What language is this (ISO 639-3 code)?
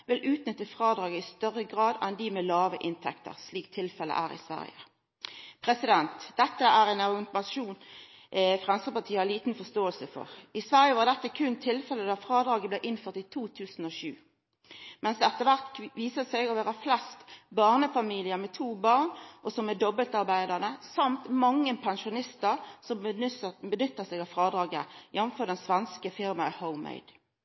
nno